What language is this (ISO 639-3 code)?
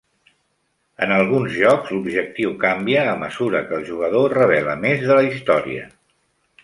cat